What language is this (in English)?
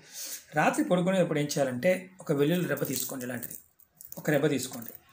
Telugu